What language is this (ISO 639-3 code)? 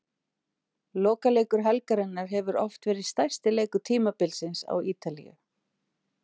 isl